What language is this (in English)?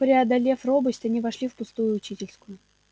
Russian